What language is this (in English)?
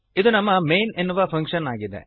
Kannada